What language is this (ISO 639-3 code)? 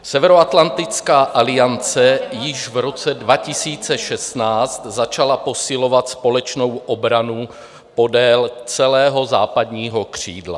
ces